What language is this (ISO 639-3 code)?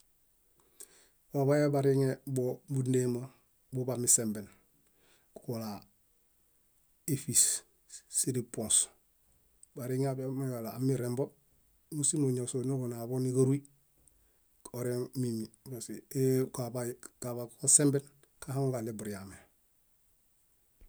bda